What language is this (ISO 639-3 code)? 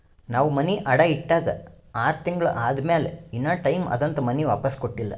kan